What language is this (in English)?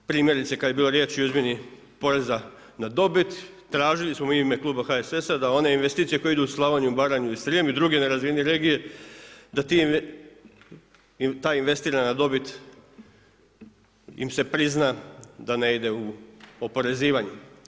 Croatian